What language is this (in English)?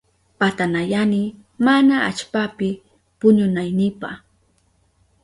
Southern Pastaza Quechua